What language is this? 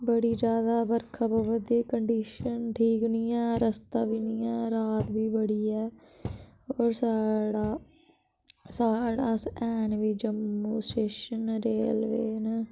Dogri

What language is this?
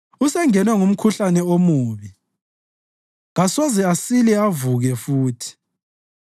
North Ndebele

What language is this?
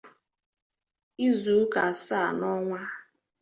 Igbo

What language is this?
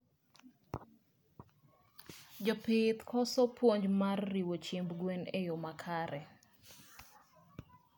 Luo (Kenya and Tanzania)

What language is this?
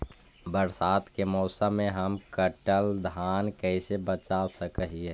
Magahi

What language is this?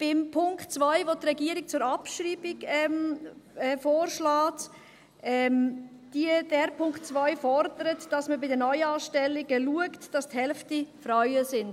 Swiss German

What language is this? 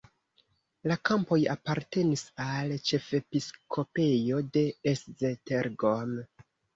Esperanto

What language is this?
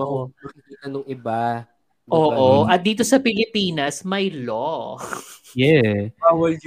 Filipino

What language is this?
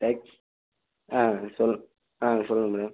Tamil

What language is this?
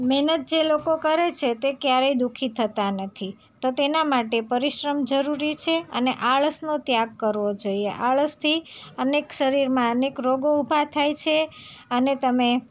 Gujarati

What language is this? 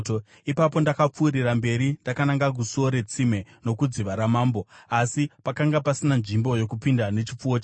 Shona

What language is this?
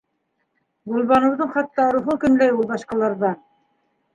Bashkir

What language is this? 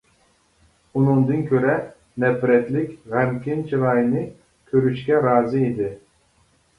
Uyghur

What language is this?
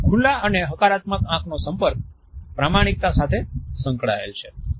Gujarati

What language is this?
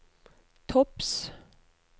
Norwegian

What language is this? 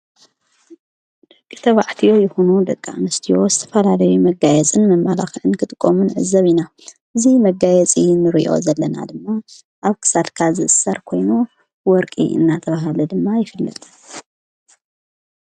Tigrinya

